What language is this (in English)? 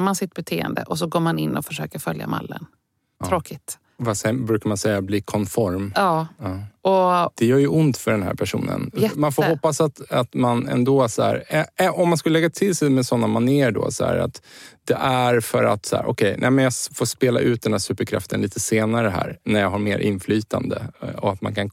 Swedish